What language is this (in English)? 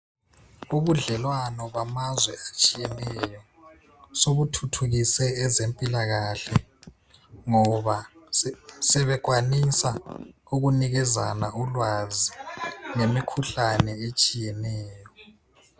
North Ndebele